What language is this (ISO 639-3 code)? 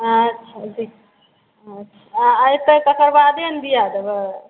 mai